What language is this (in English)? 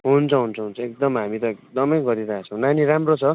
Nepali